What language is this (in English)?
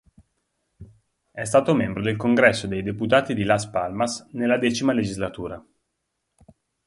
Italian